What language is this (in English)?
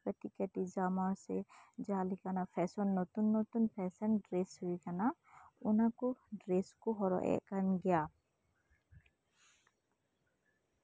Santali